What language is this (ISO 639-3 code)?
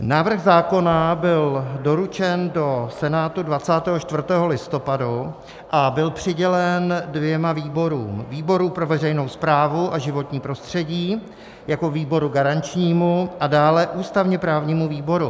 ces